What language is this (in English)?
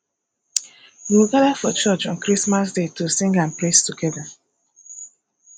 Nigerian Pidgin